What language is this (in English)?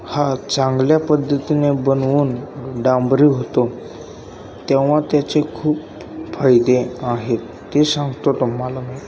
Marathi